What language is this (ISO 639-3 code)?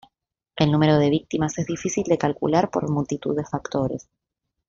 spa